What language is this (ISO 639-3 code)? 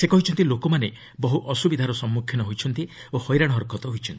ori